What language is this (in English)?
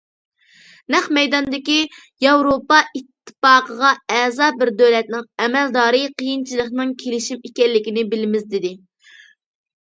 Uyghur